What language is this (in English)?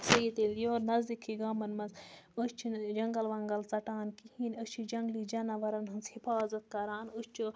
Kashmiri